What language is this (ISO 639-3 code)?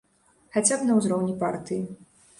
bel